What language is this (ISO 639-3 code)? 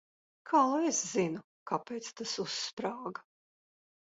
lav